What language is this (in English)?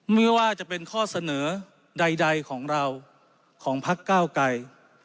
Thai